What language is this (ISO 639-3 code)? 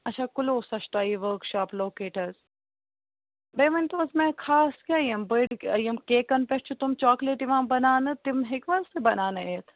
kas